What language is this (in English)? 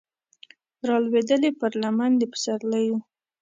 Pashto